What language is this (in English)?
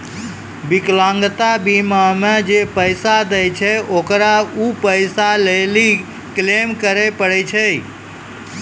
Maithili